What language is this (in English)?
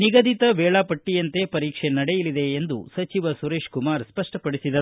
Kannada